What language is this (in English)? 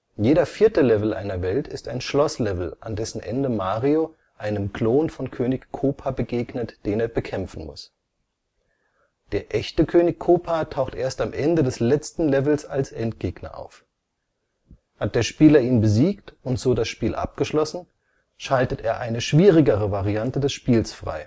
German